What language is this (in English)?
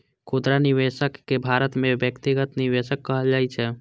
Maithili